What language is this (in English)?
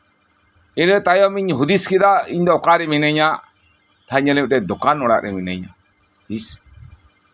Santali